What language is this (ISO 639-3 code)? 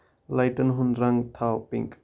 kas